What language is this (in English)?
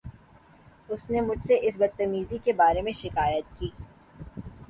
Urdu